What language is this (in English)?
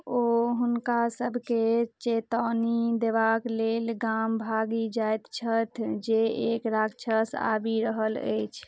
Maithili